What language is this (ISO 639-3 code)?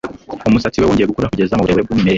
kin